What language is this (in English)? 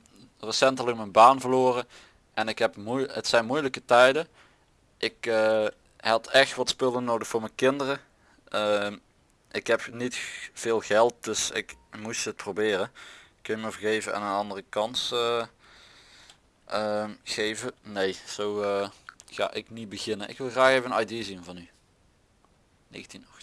Dutch